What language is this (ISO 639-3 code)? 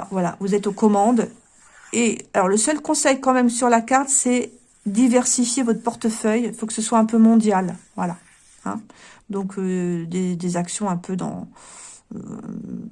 fra